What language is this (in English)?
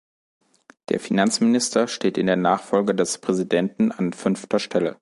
German